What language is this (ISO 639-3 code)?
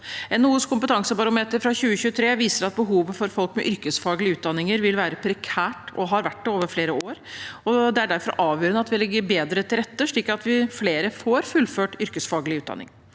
nor